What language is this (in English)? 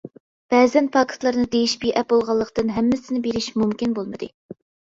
Uyghur